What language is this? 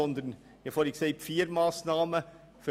Swiss German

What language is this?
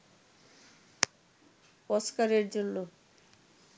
Bangla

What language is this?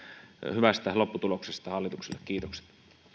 Finnish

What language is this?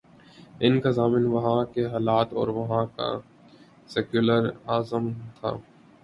Urdu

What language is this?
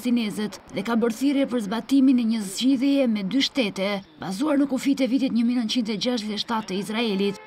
Romanian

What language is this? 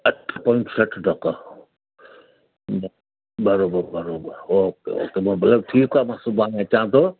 Sindhi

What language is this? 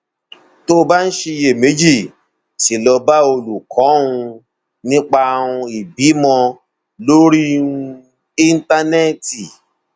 Yoruba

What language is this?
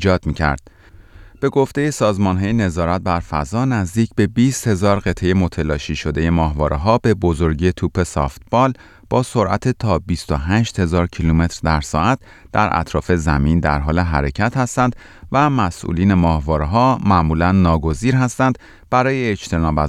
Persian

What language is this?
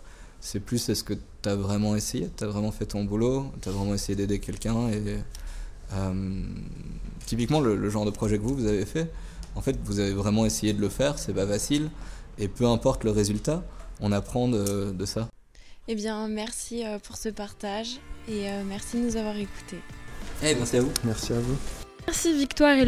French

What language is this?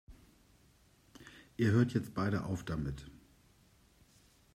German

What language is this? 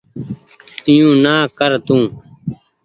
Goaria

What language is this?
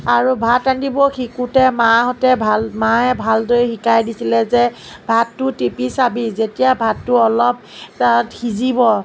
Assamese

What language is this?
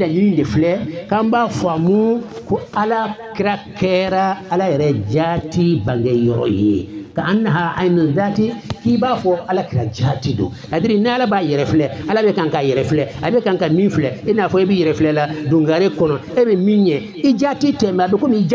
French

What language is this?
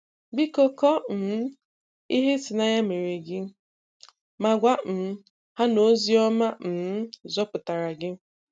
Igbo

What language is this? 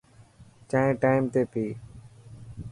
Dhatki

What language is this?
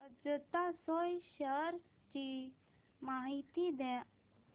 Marathi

